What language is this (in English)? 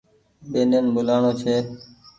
Goaria